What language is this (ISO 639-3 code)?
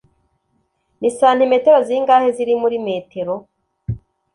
kin